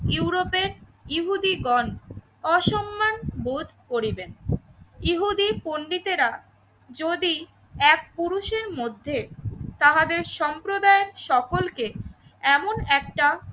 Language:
Bangla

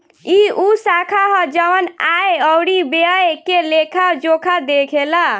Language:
Bhojpuri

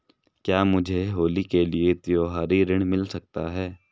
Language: Hindi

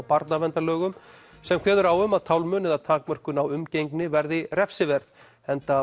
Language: Icelandic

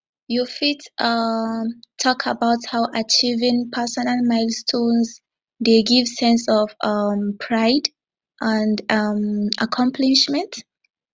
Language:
Nigerian Pidgin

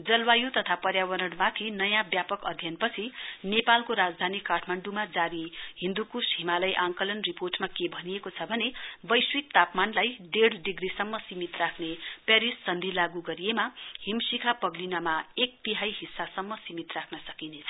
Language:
Nepali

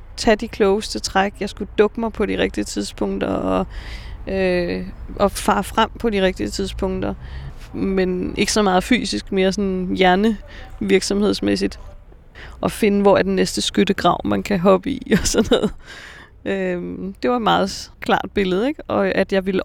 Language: Danish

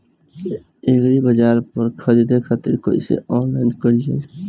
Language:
Bhojpuri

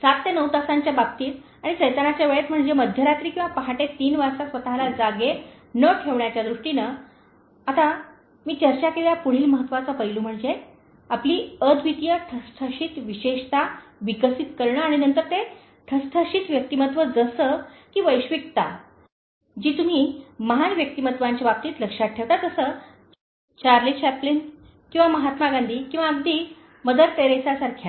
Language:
Marathi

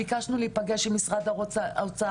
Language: Hebrew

